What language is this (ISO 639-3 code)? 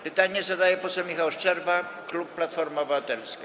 pol